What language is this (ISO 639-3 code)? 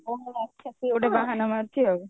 ori